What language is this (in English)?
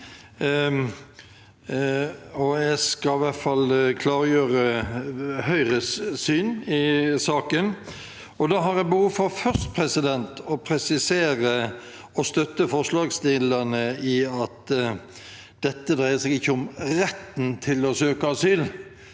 Norwegian